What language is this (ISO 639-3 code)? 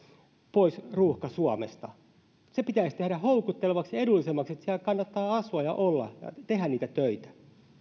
fin